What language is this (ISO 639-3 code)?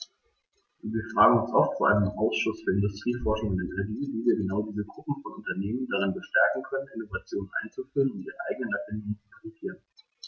deu